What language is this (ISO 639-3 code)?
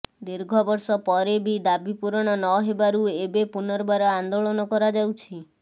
ori